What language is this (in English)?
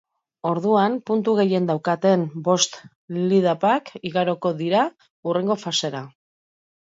Basque